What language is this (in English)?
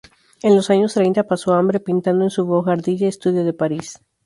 Spanish